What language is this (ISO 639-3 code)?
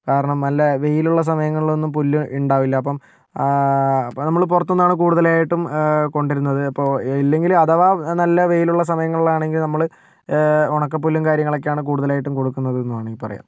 mal